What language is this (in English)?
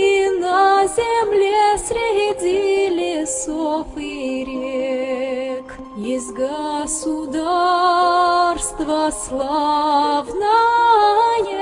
Ukrainian